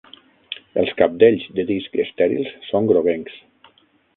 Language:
Catalan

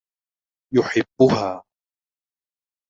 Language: Arabic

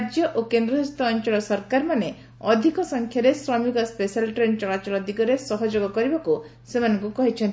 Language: Odia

